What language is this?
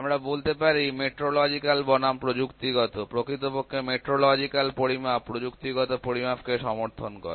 Bangla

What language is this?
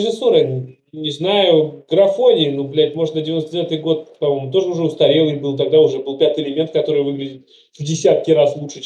Russian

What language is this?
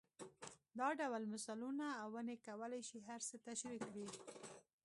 Pashto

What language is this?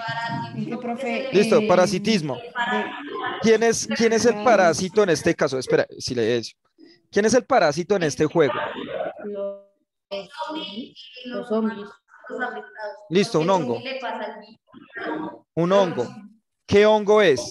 Spanish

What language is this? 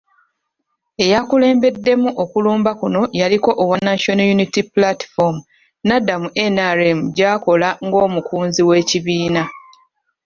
Ganda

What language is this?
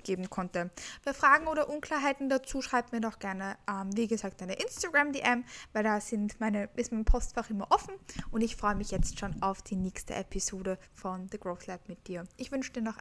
German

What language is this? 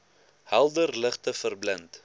Afrikaans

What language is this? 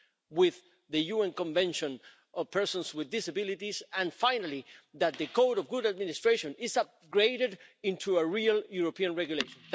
English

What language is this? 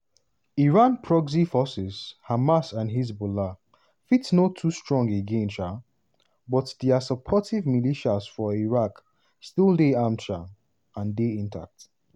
Nigerian Pidgin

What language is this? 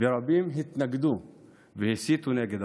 Hebrew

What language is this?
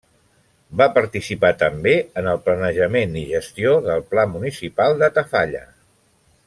Catalan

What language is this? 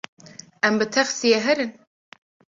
Kurdish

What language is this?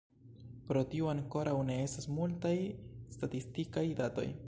Esperanto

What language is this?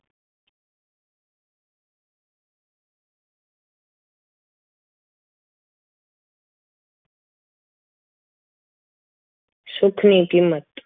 Gujarati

